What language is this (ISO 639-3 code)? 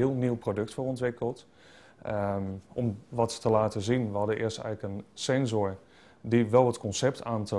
nld